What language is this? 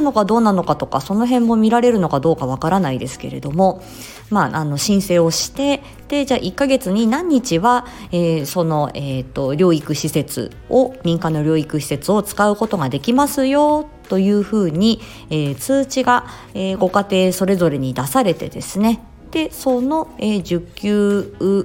Japanese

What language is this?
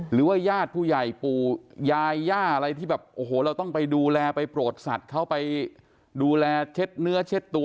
Thai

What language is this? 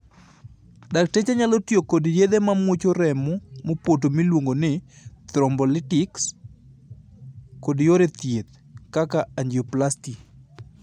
Luo (Kenya and Tanzania)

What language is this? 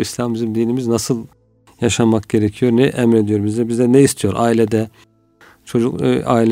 Turkish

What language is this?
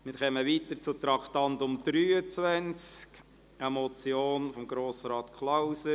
Swiss German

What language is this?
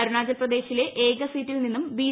Malayalam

